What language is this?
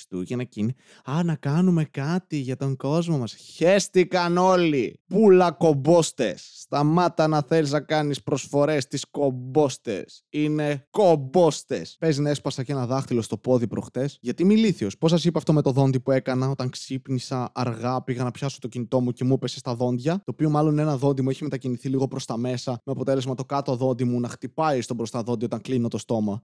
Greek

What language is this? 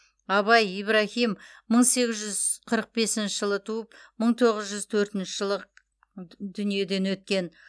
Kazakh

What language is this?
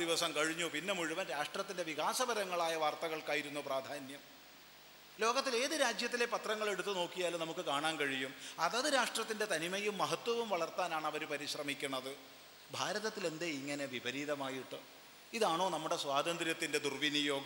Malayalam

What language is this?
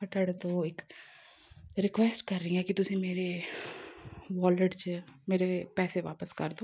Punjabi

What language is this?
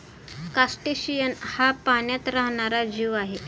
Marathi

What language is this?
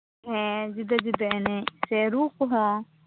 Santali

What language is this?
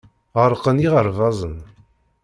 Kabyle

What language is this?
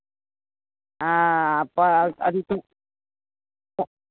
Maithili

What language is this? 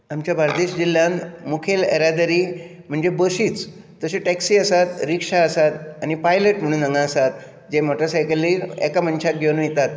Konkani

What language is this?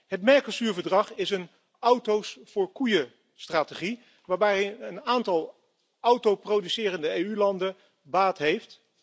Dutch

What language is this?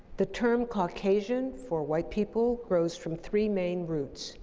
English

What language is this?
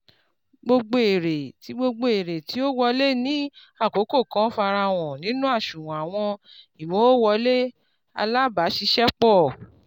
Yoruba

